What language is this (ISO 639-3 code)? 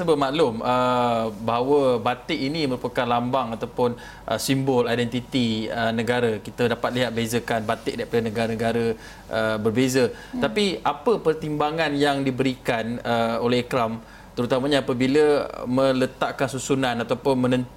msa